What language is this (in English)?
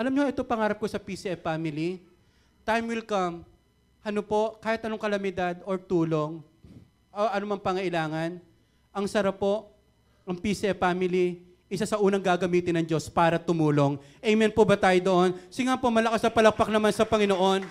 Filipino